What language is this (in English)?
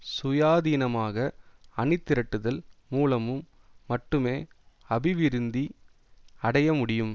Tamil